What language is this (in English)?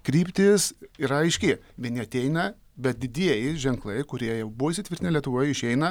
Lithuanian